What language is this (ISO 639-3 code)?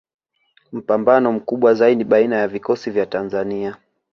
swa